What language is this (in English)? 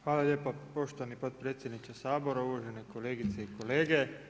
Croatian